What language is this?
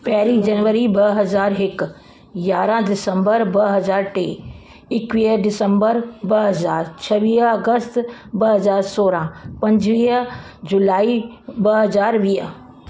Sindhi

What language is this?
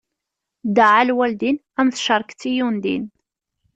Kabyle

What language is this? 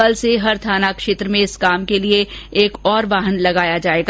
Hindi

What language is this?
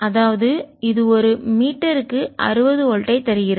Tamil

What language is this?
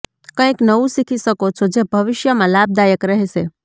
Gujarati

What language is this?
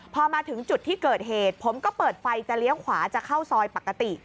Thai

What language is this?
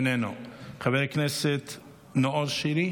Hebrew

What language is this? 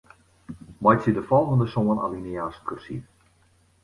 Western Frisian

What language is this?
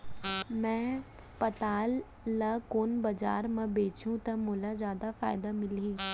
Chhattisgarhi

